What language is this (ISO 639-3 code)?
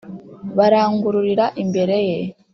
kin